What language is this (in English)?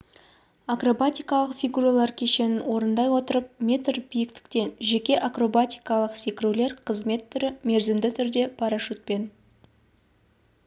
Kazakh